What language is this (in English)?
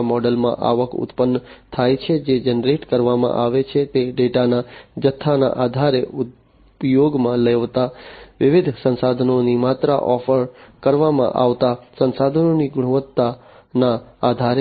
Gujarati